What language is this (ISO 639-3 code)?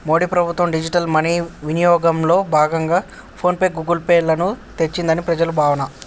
tel